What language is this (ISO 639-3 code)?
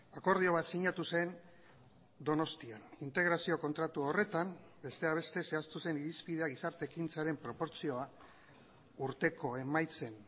eus